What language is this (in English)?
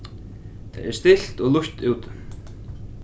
Faroese